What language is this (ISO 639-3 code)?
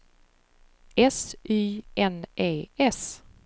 swe